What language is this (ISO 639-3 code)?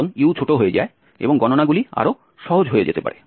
ben